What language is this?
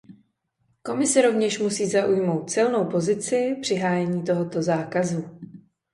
Czech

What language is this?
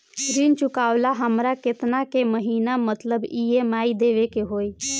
Bhojpuri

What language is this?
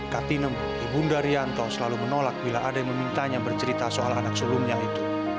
Indonesian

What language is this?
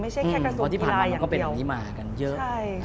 Thai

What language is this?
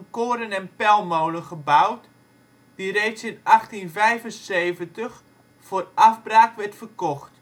Dutch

